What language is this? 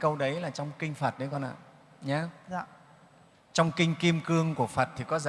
Vietnamese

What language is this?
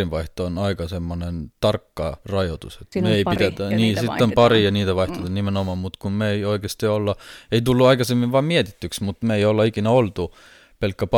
Finnish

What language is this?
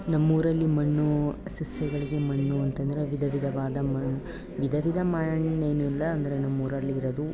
Kannada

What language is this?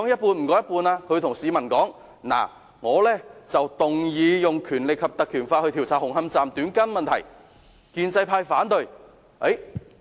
Cantonese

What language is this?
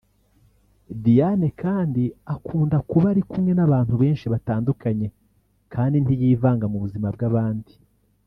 Kinyarwanda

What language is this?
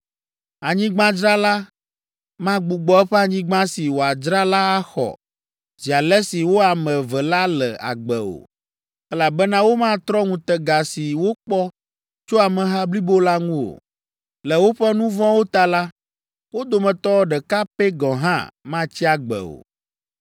Ewe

